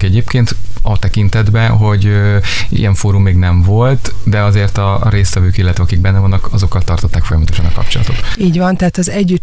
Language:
Hungarian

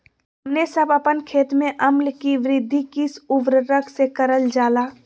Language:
Magahi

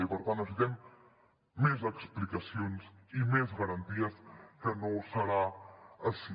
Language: Catalan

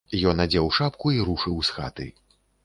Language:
Belarusian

